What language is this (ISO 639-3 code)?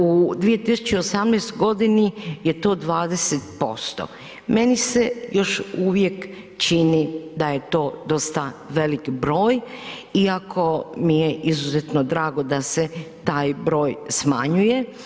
hrv